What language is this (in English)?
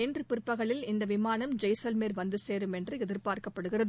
Tamil